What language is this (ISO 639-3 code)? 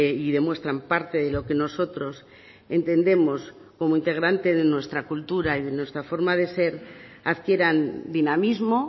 spa